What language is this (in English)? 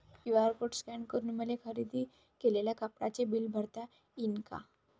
Marathi